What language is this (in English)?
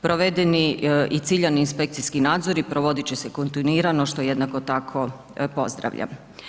Croatian